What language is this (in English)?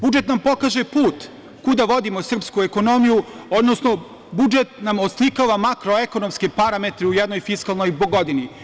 Serbian